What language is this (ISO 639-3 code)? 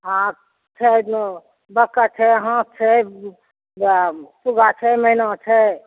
mai